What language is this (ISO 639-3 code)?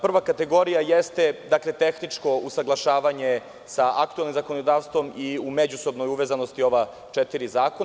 srp